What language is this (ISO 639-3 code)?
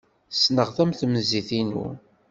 kab